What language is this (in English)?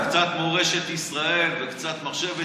Hebrew